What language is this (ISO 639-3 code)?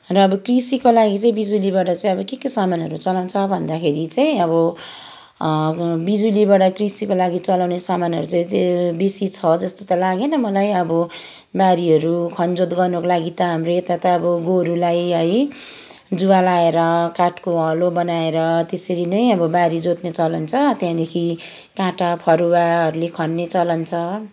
nep